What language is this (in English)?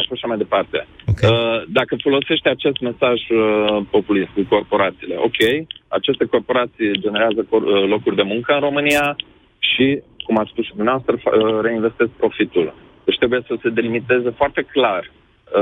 Romanian